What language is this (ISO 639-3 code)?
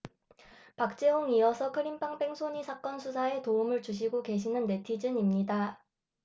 kor